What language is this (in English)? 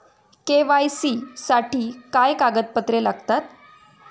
Marathi